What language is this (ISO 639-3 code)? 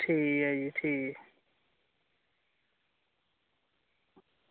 doi